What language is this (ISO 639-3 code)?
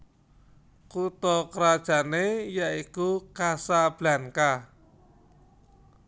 jav